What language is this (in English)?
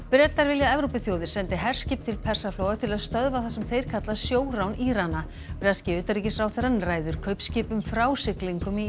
Icelandic